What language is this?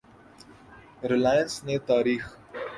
Urdu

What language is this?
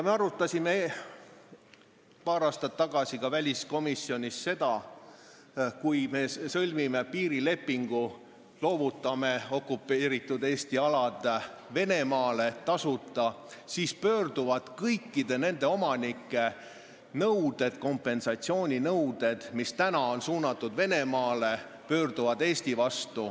Estonian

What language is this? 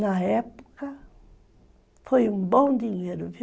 Portuguese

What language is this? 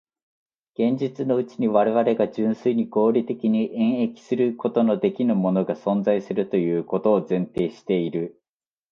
Japanese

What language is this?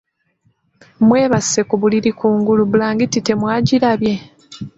Ganda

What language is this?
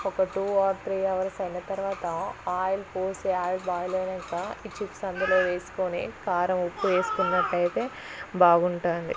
Telugu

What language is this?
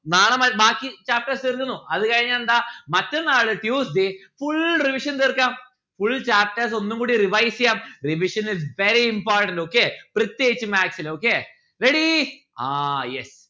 Malayalam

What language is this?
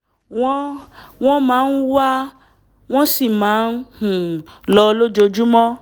Yoruba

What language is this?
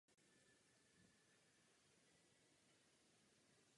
Czech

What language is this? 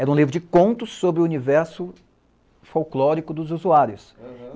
Portuguese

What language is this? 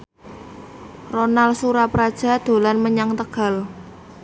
Javanese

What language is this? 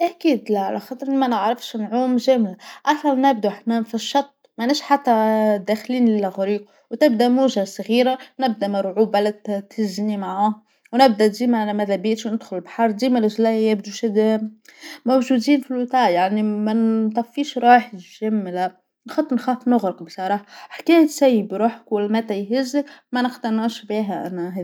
Tunisian Arabic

